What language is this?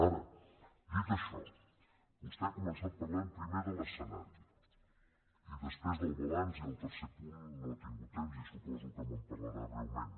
Catalan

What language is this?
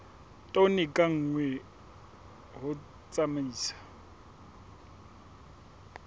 Southern Sotho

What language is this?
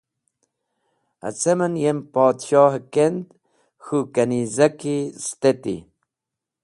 Wakhi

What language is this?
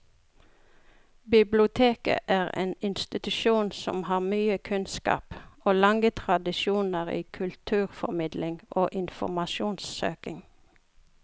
Norwegian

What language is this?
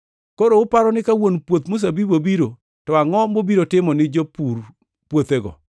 Luo (Kenya and Tanzania)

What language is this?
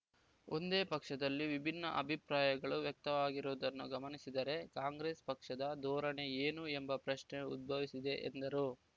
Kannada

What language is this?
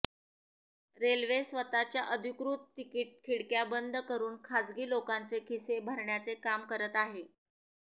Marathi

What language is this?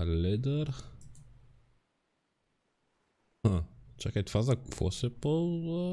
Bulgarian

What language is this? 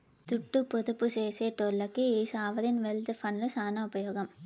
Telugu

